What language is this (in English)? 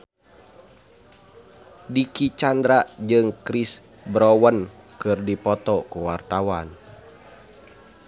Sundanese